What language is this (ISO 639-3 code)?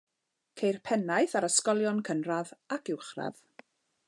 cym